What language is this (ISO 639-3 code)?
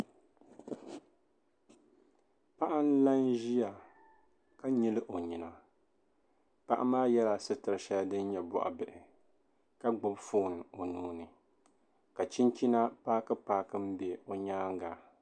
dag